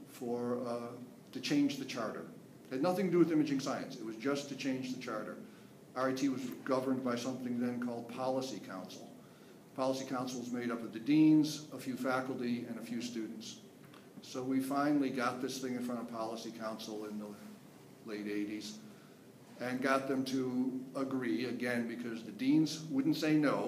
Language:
English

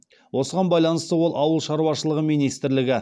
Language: Kazakh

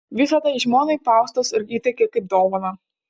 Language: Lithuanian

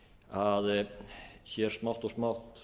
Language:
Icelandic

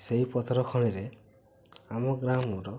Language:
Odia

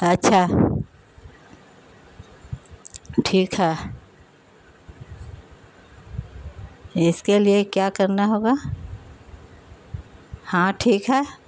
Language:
Urdu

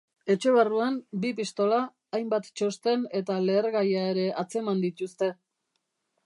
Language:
Basque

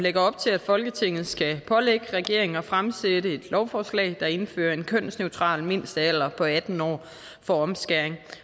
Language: Danish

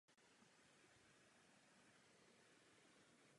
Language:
Czech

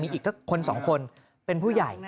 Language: Thai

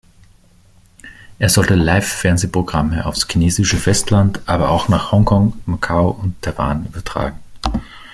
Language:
German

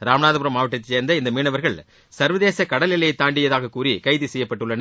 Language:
Tamil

